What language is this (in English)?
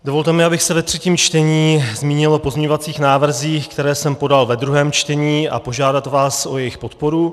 Czech